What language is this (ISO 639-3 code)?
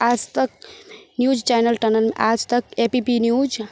mai